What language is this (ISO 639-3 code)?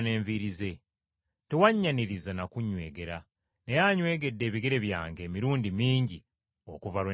lug